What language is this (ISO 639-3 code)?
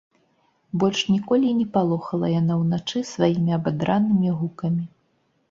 bel